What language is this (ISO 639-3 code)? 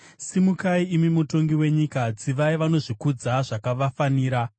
sna